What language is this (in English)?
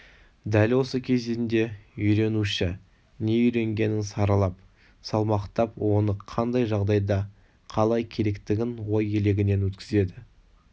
Kazakh